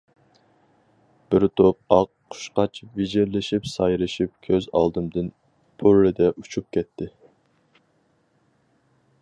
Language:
Uyghur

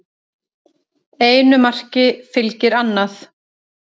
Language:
Icelandic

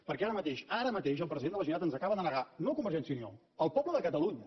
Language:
Catalan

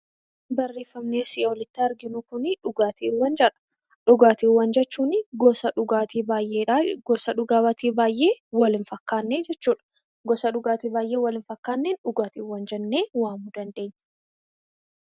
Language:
Oromo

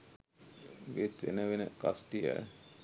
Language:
Sinhala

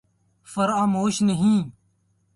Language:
Urdu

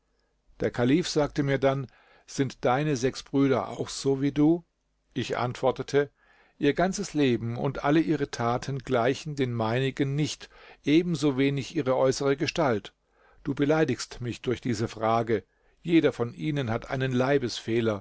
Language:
German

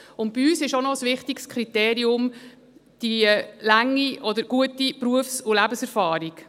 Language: Swiss German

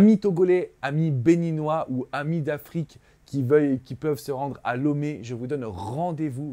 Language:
French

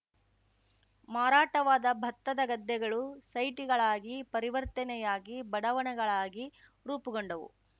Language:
Kannada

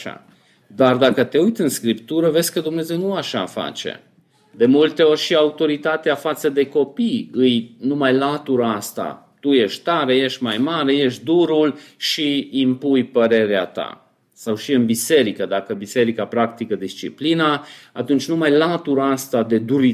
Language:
Romanian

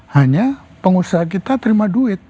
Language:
Indonesian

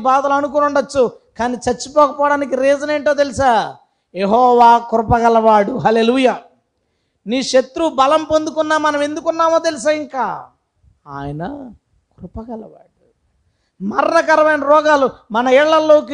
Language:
Telugu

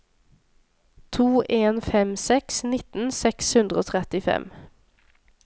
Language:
Norwegian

